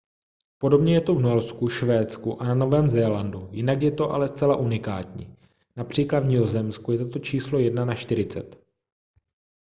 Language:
Czech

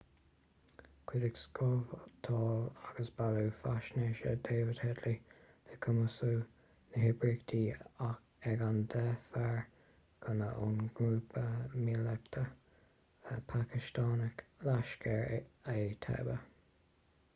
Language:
Irish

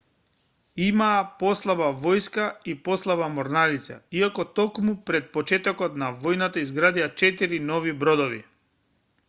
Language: Macedonian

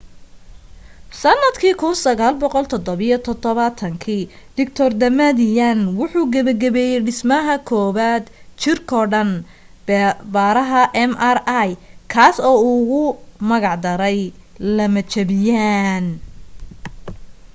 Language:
Somali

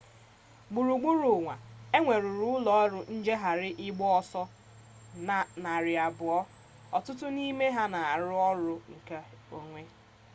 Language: Igbo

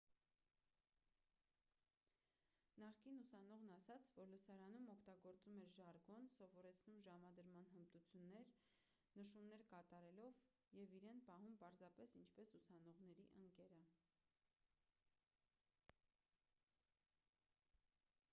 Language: Armenian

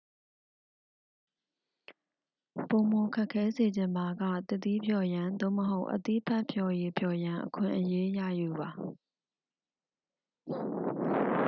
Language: Burmese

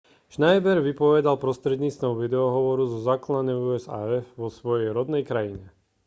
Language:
Slovak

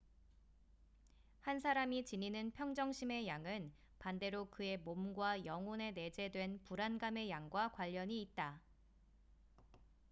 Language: Korean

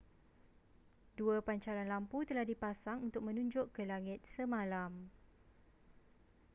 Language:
Malay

